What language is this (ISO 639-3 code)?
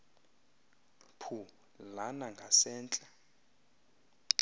xho